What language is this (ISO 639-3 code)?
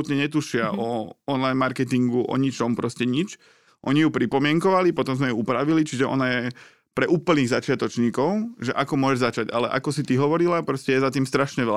slk